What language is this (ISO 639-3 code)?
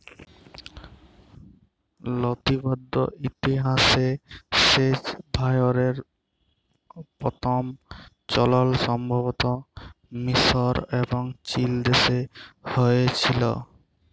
ben